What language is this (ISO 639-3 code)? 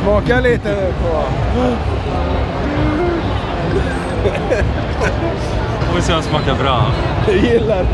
swe